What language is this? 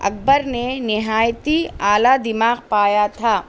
Urdu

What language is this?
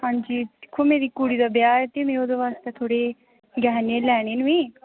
Dogri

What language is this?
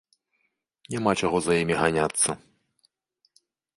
Belarusian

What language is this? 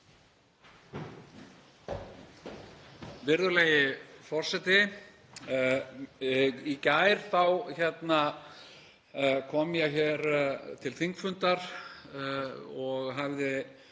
Icelandic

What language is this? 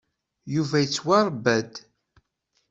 Kabyle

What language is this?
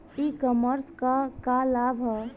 Bhojpuri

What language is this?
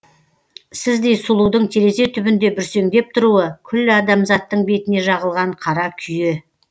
Kazakh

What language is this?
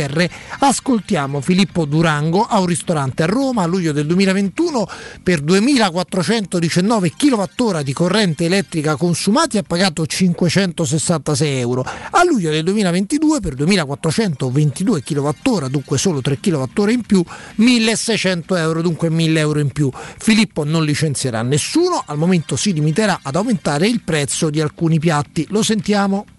Italian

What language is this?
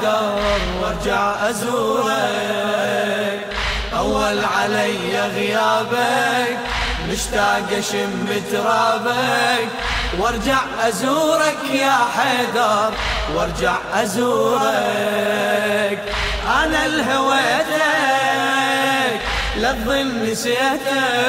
Arabic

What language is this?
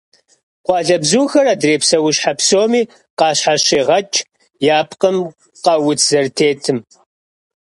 Kabardian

